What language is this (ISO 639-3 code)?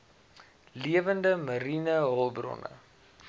afr